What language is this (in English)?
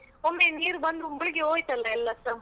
Kannada